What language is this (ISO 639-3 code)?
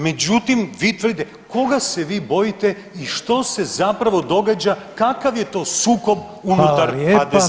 hrv